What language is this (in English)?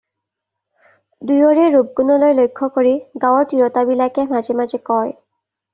Assamese